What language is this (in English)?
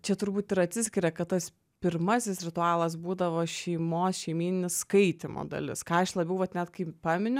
Lithuanian